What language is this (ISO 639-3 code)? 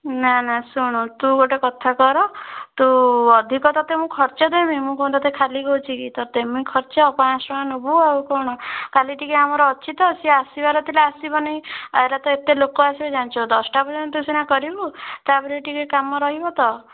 ori